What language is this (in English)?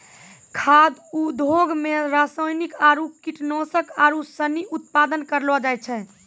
Maithili